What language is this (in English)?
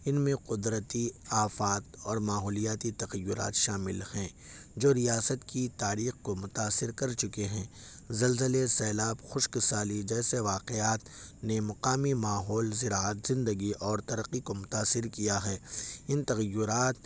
Urdu